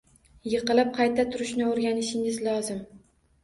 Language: Uzbek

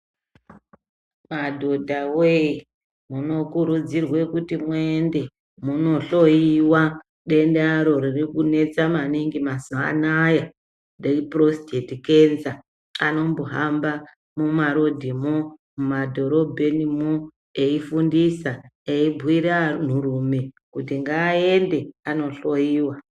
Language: Ndau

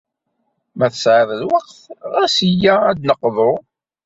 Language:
Kabyle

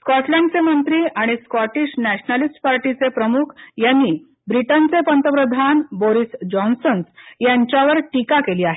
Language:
Marathi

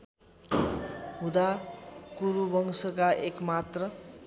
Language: Nepali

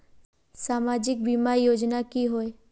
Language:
Magahi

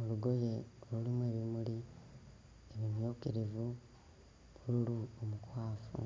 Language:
Ganda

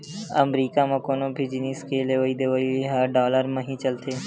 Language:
Chhattisgarhi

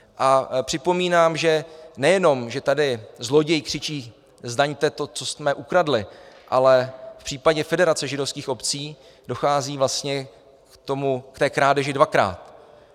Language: Czech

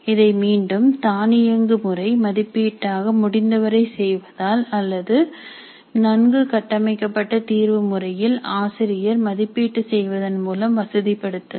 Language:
Tamil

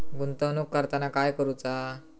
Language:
Marathi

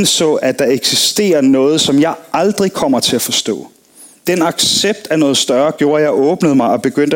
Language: Danish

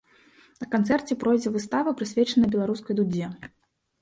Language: Belarusian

